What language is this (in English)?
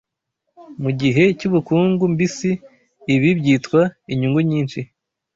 Kinyarwanda